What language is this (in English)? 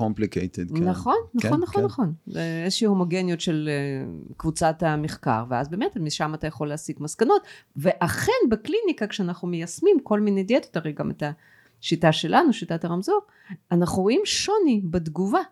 Hebrew